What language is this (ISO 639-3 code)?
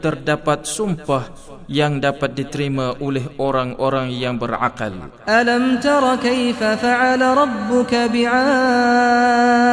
msa